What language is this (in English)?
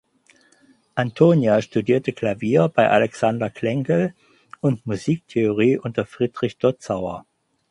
German